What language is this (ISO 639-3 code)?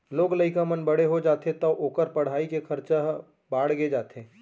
hne